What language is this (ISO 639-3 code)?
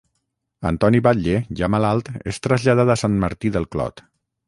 cat